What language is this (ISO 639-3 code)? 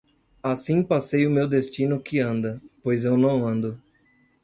por